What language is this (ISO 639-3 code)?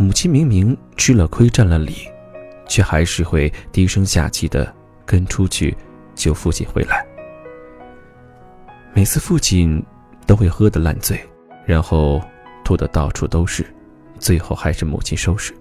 zho